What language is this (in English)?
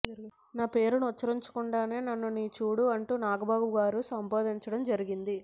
Telugu